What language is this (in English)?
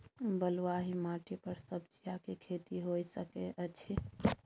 Maithili